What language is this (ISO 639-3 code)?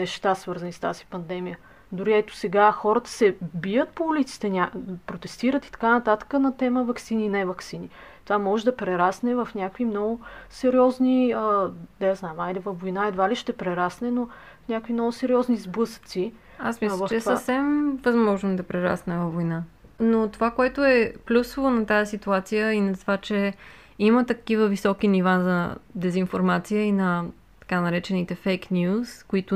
bul